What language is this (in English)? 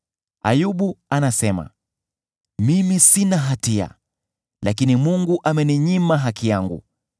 Swahili